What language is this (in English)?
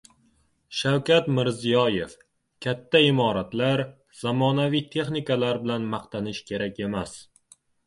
Uzbek